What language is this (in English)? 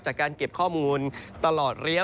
Thai